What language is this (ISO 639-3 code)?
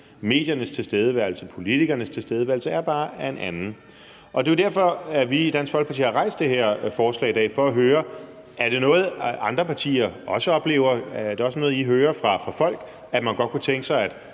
dan